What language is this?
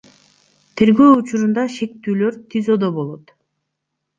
Kyrgyz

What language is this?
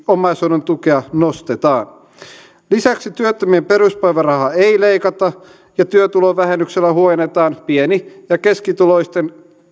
Finnish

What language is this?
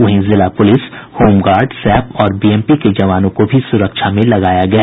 Hindi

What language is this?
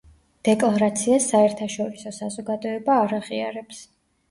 Georgian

